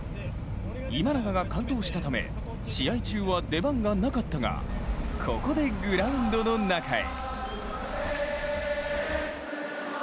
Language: Japanese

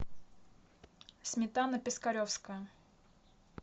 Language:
Russian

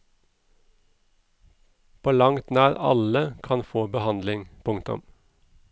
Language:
Norwegian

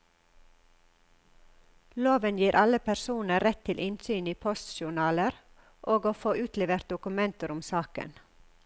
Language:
Norwegian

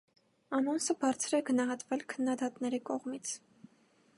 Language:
Armenian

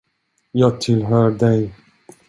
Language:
Swedish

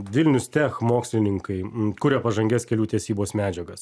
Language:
Lithuanian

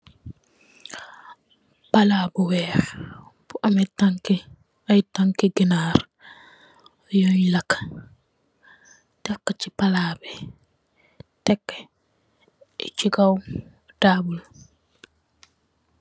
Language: Wolof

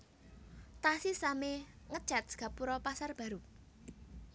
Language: Javanese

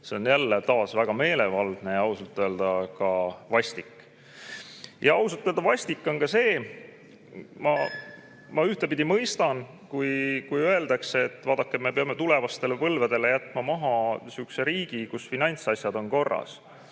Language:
Estonian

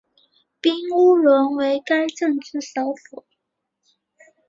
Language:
Chinese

